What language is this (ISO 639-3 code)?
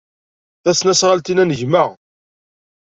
kab